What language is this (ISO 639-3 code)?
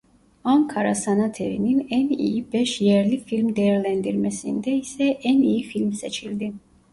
tur